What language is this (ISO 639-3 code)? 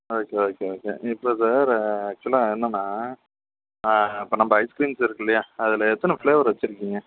tam